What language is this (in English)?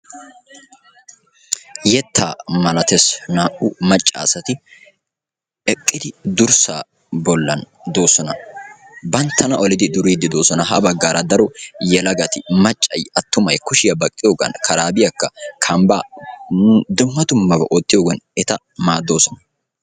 Wolaytta